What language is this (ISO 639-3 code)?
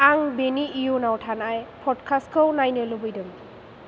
brx